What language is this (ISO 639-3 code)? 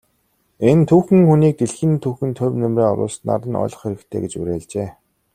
mon